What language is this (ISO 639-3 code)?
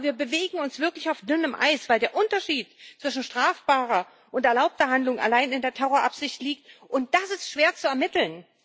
deu